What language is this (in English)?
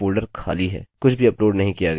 Hindi